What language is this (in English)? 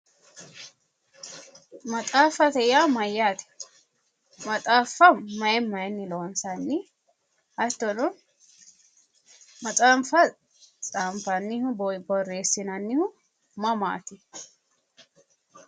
Sidamo